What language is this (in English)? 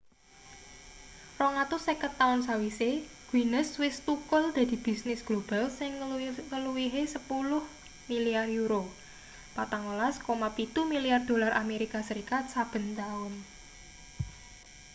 Javanese